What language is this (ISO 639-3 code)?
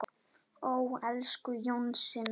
isl